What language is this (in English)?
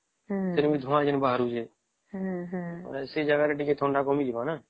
Odia